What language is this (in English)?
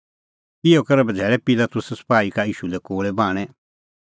Kullu Pahari